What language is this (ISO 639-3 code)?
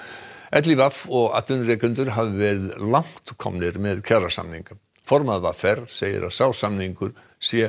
isl